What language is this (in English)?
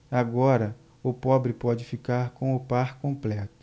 Portuguese